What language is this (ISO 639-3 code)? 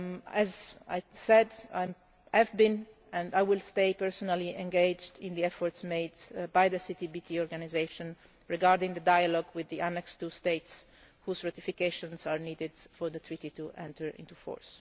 eng